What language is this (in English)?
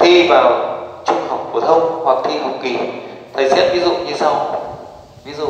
Vietnamese